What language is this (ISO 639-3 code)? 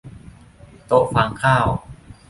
tha